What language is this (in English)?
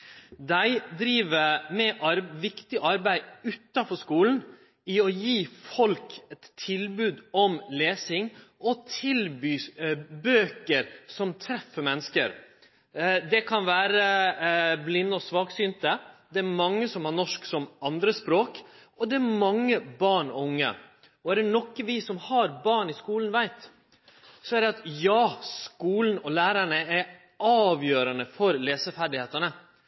Norwegian Nynorsk